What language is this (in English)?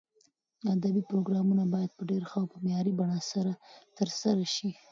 Pashto